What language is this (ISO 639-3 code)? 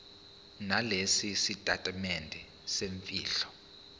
zul